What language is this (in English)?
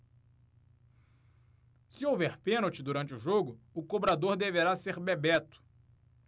Portuguese